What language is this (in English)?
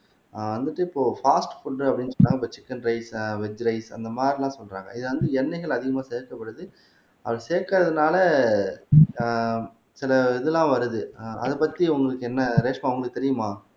Tamil